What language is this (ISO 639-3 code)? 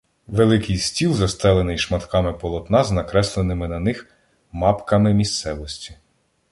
ukr